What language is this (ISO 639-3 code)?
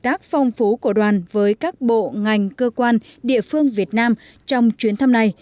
vie